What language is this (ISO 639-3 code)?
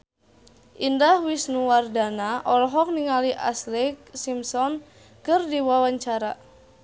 sun